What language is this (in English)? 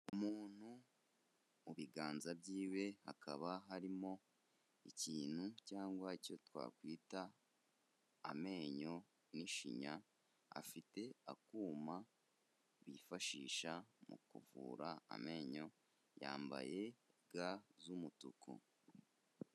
Kinyarwanda